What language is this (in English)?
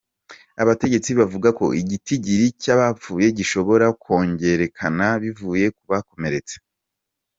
Kinyarwanda